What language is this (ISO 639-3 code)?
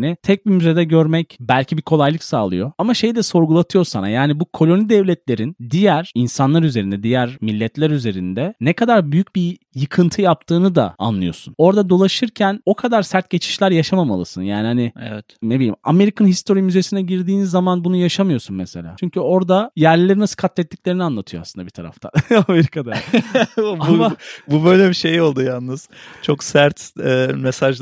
tur